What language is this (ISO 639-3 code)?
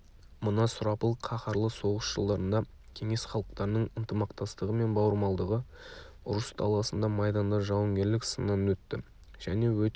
kaz